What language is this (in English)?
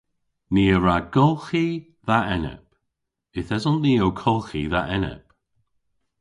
Cornish